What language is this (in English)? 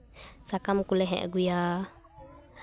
Santali